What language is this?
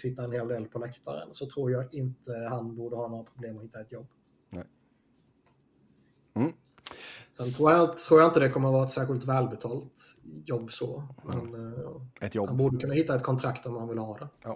Swedish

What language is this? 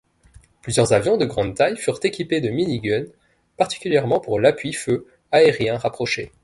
French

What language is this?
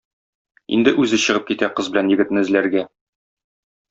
Tatar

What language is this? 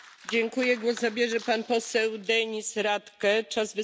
German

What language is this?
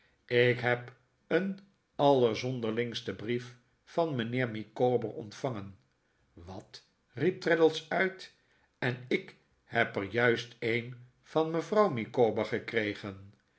Dutch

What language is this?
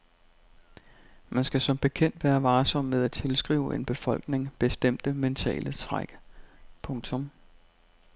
Danish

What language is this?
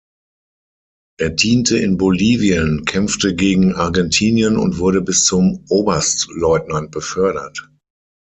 German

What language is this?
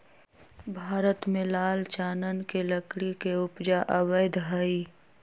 Magahi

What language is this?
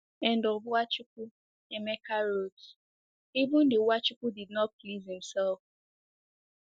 Igbo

